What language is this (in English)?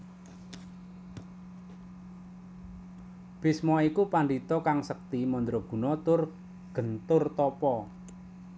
Javanese